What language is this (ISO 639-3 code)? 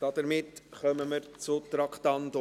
gsw